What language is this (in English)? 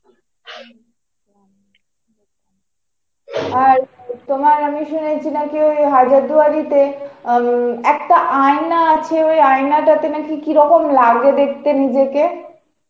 Bangla